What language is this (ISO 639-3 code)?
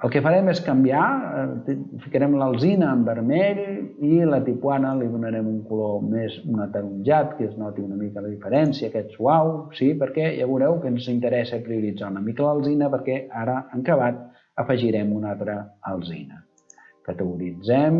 cat